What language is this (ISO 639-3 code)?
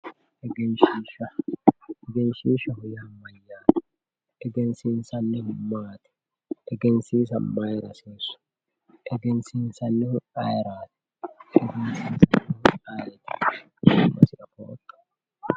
sid